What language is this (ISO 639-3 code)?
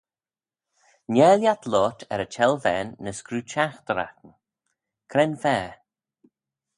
glv